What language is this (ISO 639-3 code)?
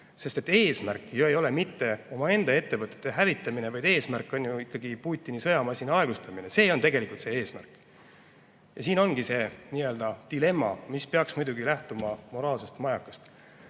est